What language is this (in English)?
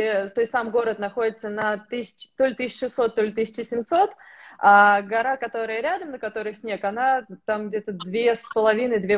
Russian